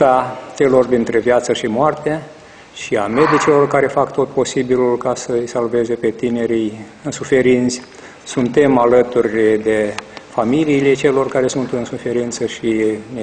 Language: Romanian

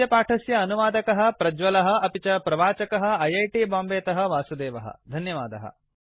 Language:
Sanskrit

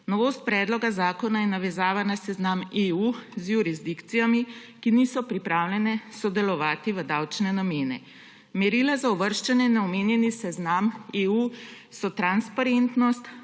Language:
Slovenian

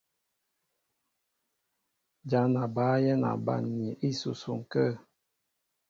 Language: Mbo (Cameroon)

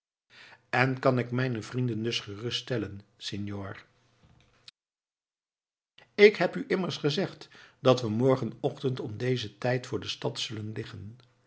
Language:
Dutch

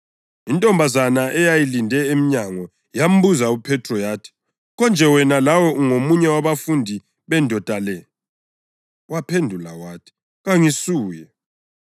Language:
North Ndebele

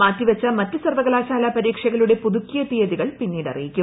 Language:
Malayalam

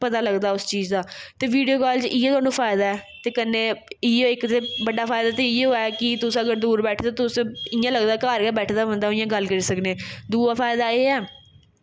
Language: Dogri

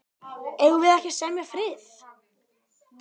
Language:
Icelandic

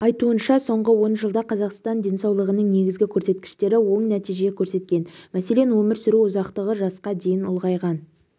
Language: Kazakh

